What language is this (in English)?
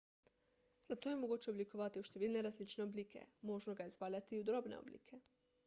Slovenian